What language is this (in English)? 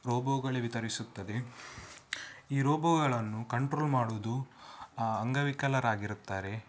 Kannada